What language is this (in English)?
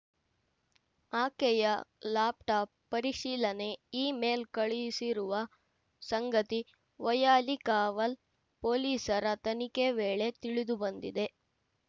Kannada